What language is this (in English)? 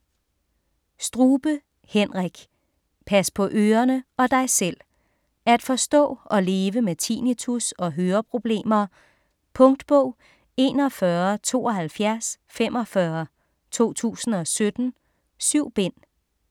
Danish